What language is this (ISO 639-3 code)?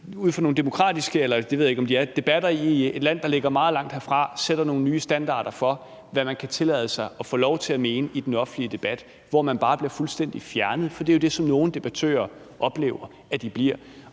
dan